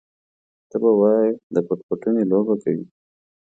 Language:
Pashto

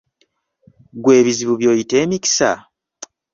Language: Ganda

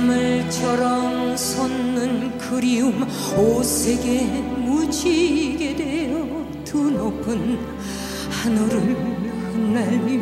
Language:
Korean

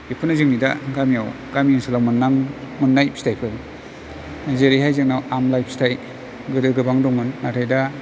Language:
Bodo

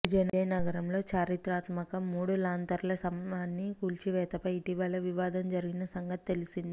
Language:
Telugu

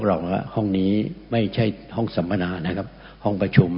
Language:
Thai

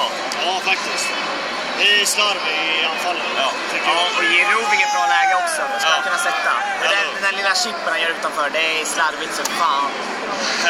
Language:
Swedish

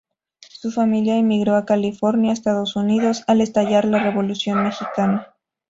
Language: Spanish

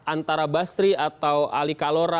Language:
Indonesian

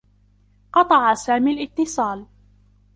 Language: Arabic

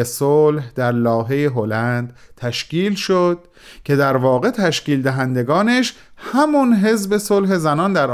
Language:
Persian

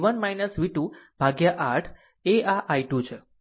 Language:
Gujarati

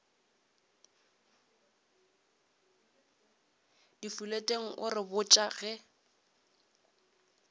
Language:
Northern Sotho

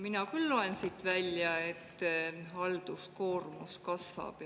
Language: Estonian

